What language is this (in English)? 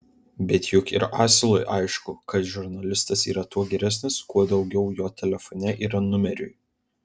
Lithuanian